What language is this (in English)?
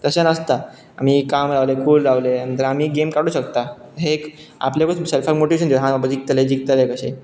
Konkani